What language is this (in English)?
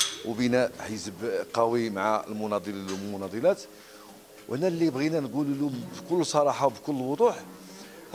Arabic